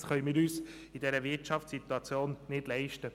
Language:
Swiss German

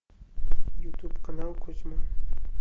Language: Russian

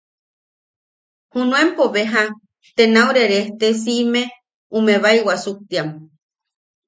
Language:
Yaqui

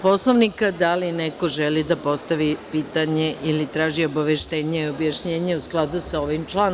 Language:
Serbian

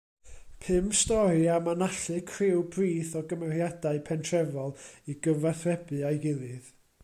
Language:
Welsh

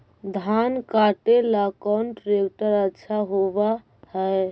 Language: Magahi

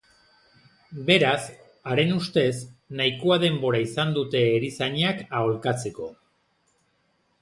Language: Basque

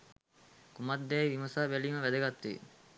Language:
Sinhala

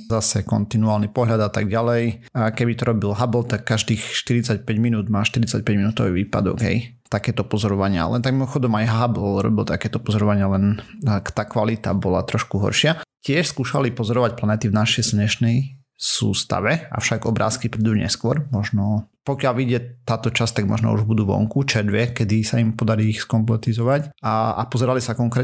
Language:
Slovak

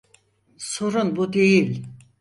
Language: Turkish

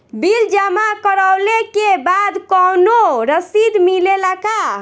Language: Bhojpuri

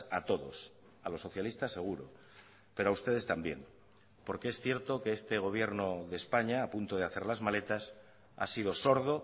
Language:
Spanish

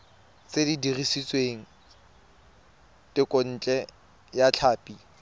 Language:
Tswana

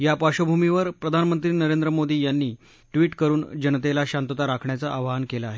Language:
Marathi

